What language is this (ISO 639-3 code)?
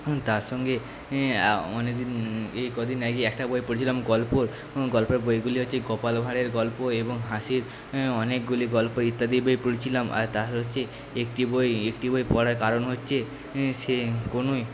ben